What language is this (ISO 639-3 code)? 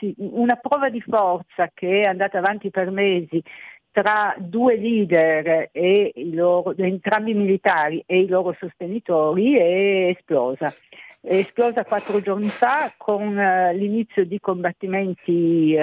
ita